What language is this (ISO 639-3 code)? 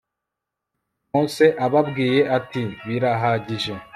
kin